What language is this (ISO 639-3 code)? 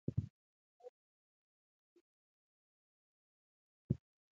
pus